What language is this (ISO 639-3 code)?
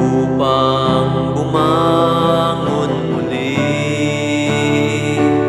vie